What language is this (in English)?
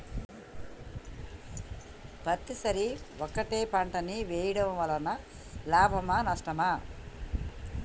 Telugu